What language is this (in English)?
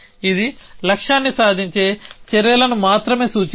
Telugu